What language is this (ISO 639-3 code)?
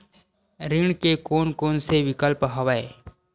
hne